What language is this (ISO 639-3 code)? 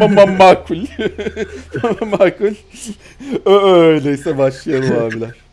tur